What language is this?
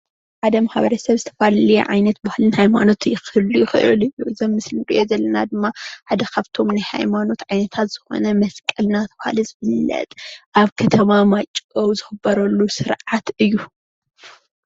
Tigrinya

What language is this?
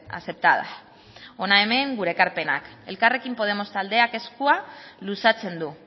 Basque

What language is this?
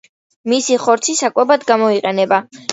Georgian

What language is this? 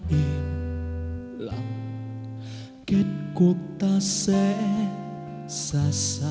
Vietnamese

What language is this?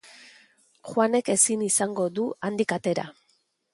Basque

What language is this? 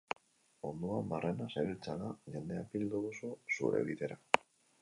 Basque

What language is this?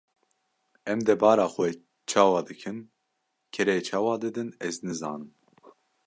Kurdish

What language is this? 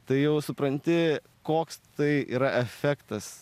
Lithuanian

